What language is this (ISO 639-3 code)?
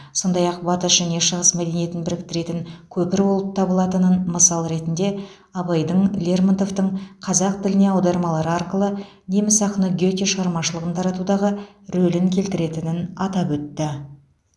kaz